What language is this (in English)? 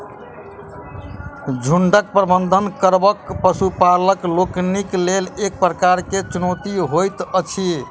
Maithili